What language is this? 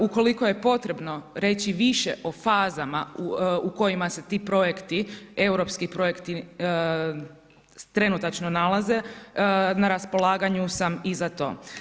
Croatian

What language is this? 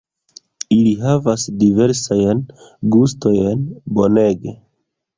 Esperanto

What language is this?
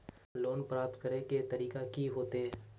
Magahi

